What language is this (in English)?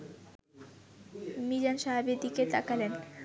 Bangla